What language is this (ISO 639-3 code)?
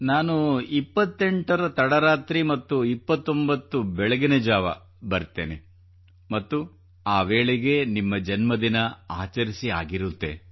kan